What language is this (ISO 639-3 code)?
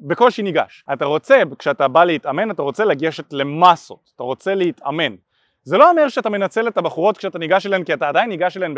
heb